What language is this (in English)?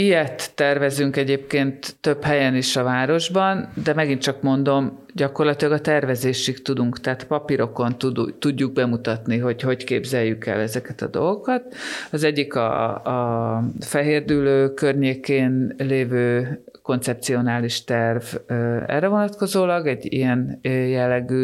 Hungarian